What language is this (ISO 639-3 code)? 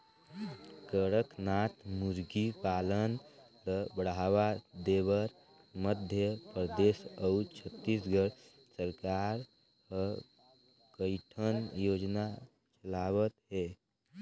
hne